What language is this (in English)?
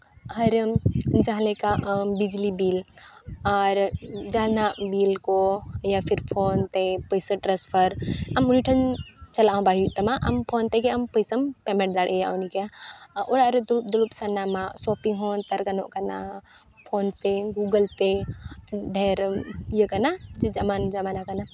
Santali